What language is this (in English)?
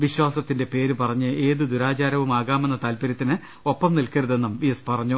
Malayalam